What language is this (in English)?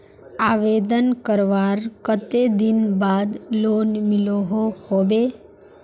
Magahi